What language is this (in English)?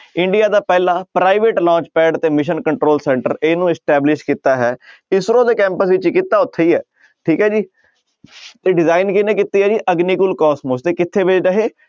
Punjabi